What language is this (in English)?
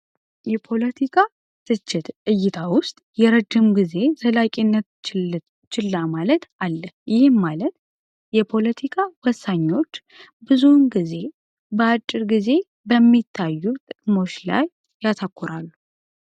Amharic